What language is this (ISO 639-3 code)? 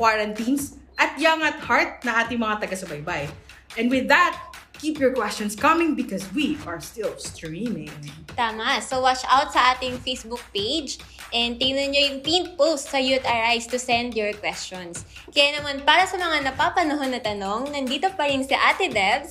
fil